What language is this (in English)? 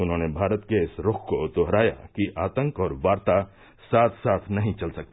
Hindi